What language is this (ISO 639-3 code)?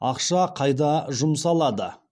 kaz